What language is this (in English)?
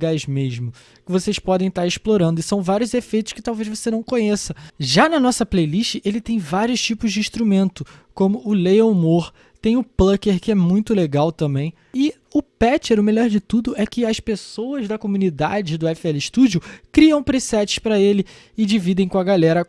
Portuguese